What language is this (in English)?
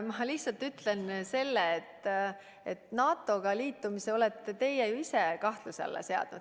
Estonian